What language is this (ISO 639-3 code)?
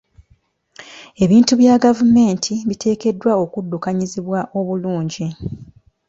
lug